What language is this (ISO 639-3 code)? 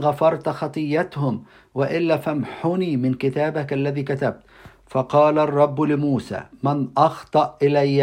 ara